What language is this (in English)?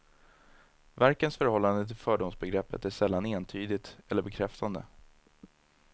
Swedish